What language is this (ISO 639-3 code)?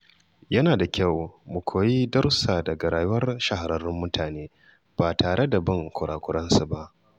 hau